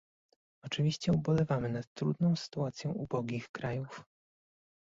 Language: Polish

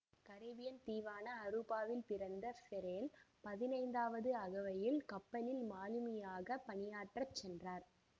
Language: Tamil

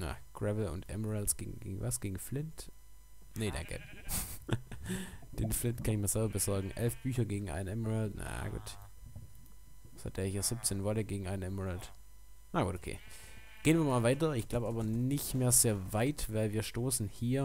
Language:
German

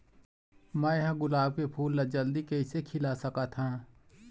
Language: Chhattisgarhi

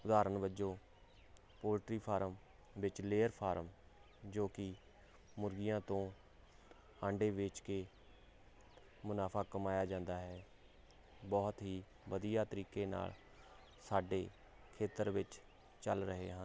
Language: Punjabi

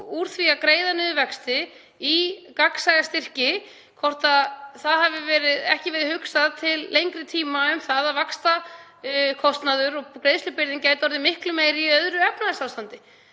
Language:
Icelandic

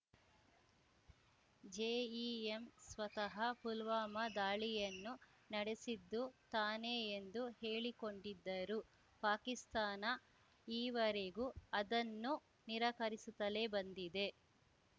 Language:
Kannada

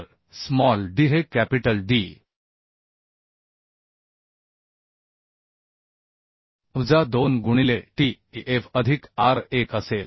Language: Marathi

